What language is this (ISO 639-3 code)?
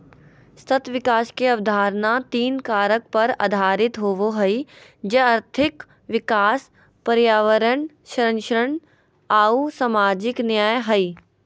mag